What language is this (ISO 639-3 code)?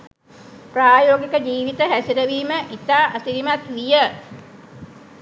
sin